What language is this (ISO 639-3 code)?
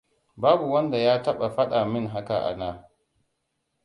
hau